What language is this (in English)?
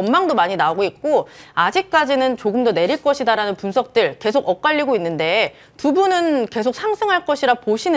Korean